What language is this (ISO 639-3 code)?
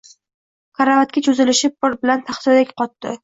uzb